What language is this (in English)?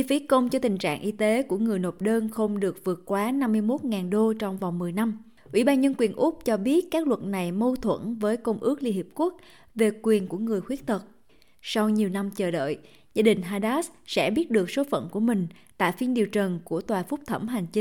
Vietnamese